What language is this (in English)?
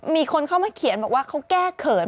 Thai